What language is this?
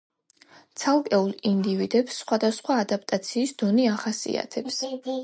Georgian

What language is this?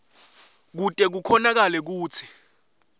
Swati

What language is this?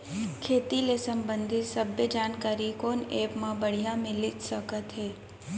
Chhattisgarhi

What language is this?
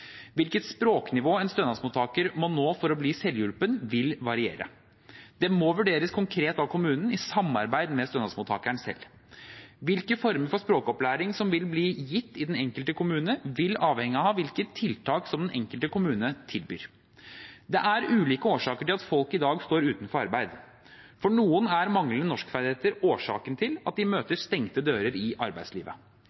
Norwegian Bokmål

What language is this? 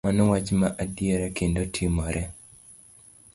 Luo (Kenya and Tanzania)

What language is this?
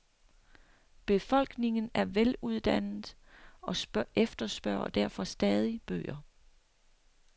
Danish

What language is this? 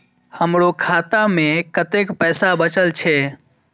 Maithili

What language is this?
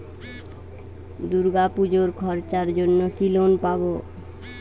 Bangla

